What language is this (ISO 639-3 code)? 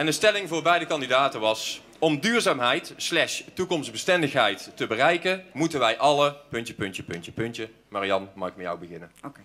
nld